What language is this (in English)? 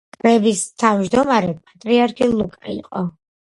Georgian